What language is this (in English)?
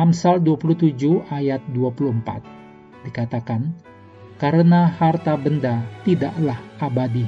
Indonesian